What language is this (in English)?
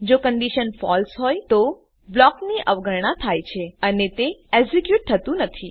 Gujarati